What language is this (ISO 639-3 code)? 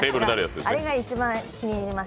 jpn